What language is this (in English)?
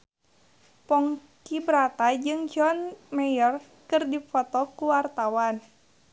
Sundanese